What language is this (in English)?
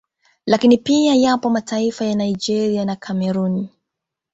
Swahili